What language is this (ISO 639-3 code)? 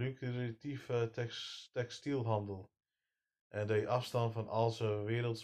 nld